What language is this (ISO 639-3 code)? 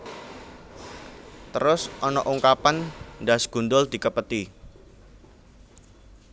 jav